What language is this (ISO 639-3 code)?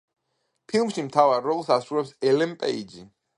kat